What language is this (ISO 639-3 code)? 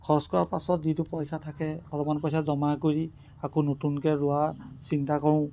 asm